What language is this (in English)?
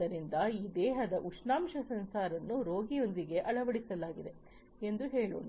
Kannada